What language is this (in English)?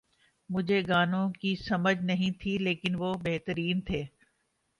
Urdu